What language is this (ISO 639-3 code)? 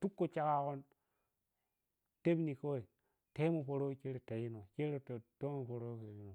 piy